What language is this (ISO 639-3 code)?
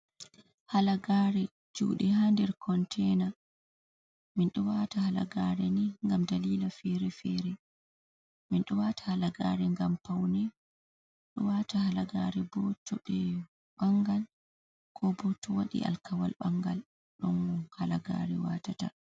ful